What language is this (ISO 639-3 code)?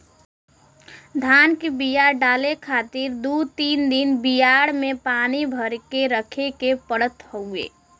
bho